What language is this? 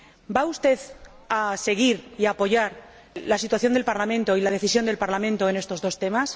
Spanish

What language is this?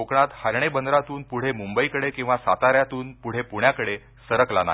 Marathi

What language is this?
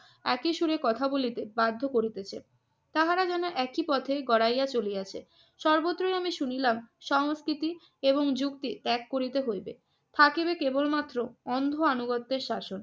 Bangla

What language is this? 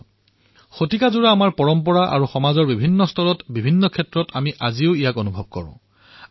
Assamese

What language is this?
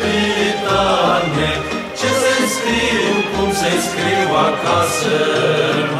Romanian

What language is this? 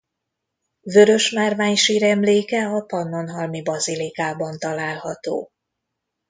Hungarian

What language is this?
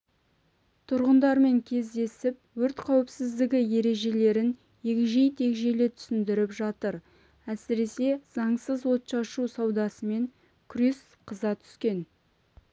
Kazakh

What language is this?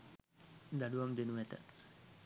Sinhala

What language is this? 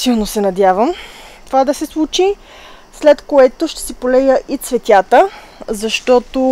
Bulgarian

